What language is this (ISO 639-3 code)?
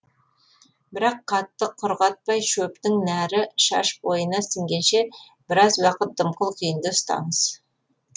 kaz